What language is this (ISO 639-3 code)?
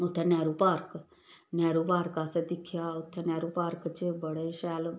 doi